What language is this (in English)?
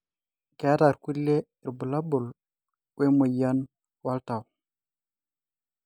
Masai